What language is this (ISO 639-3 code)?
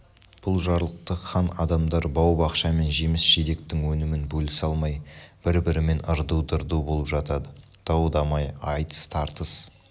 kaz